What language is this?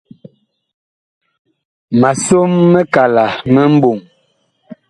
Bakoko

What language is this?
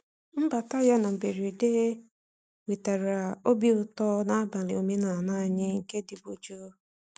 Igbo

